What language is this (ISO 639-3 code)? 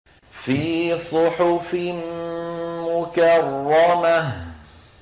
ara